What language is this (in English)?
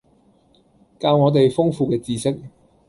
Cantonese